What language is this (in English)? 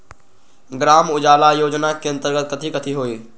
Magahi